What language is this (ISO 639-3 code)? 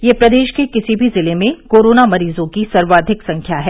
hin